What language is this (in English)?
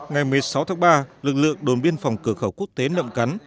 Vietnamese